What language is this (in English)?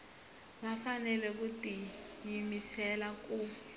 Tsonga